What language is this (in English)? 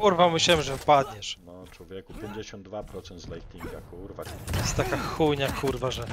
Polish